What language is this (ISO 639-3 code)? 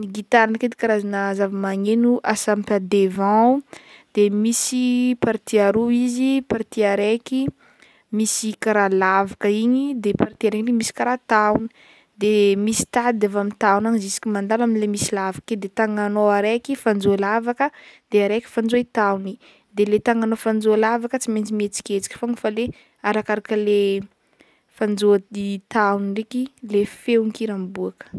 bmm